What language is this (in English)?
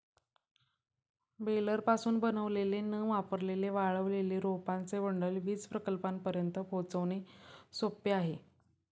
Marathi